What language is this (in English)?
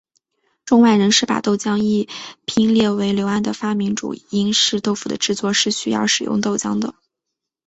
Chinese